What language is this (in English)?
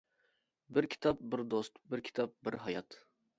Uyghur